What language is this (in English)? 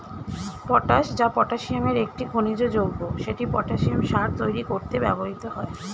Bangla